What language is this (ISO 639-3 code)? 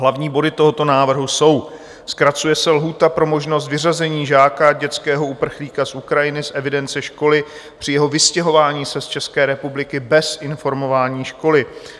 ces